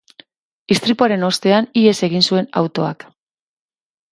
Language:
Basque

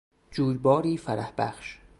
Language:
Persian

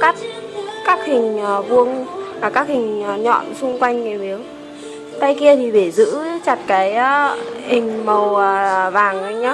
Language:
Vietnamese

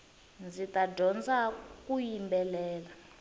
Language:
Tsonga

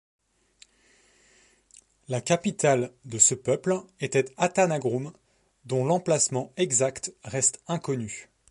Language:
French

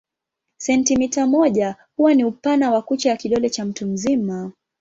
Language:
Swahili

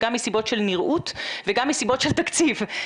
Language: Hebrew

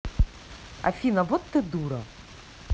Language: Russian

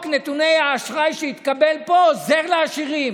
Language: Hebrew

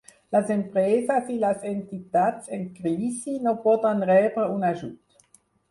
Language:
Catalan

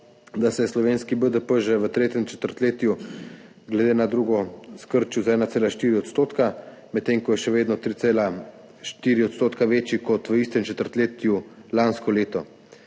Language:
Slovenian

